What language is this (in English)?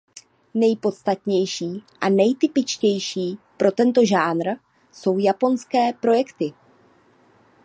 Czech